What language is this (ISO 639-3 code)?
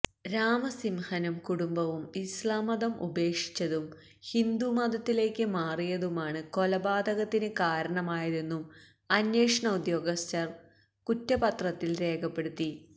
mal